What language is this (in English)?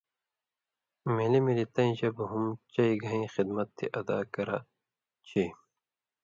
Indus Kohistani